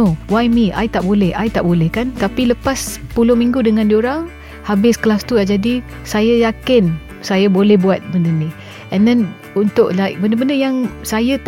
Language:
Malay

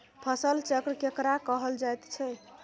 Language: Maithili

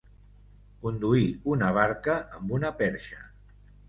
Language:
Catalan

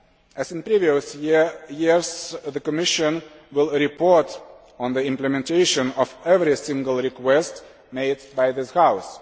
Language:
English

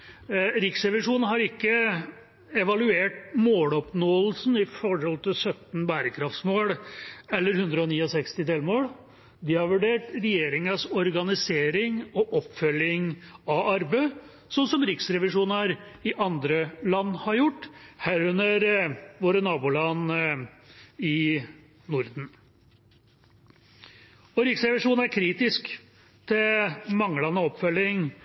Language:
Norwegian Bokmål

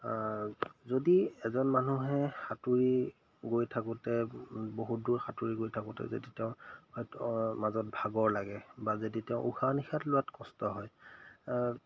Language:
Assamese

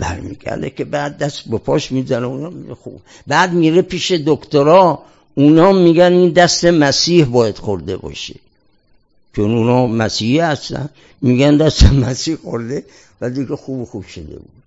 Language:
Persian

